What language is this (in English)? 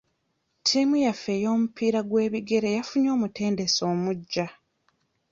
Ganda